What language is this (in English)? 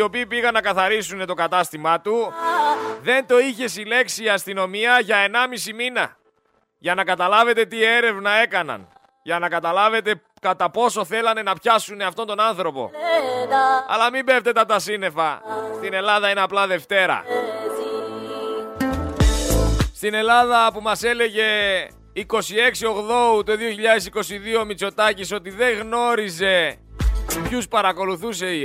Greek